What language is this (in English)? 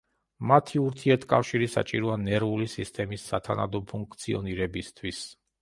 Georgian